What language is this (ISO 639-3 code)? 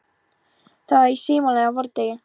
isl